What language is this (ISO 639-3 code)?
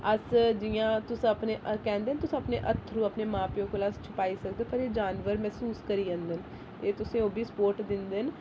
doi